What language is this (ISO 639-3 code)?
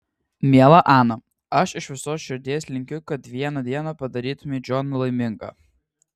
lit